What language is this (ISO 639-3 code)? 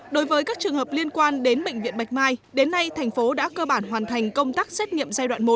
vie